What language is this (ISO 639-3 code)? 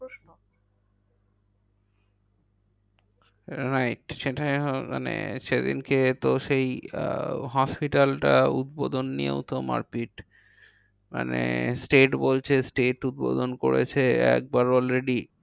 ben